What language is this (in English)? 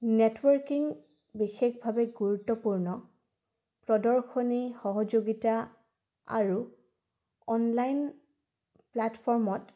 Assamese